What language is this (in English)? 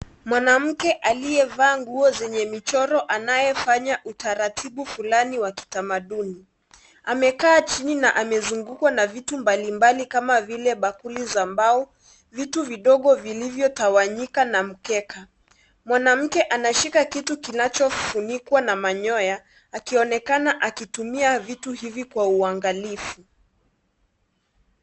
Swahili